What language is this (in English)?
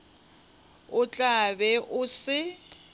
Northern Sotho